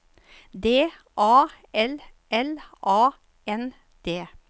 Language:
Norwegian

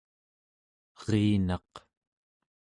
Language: Central Yupik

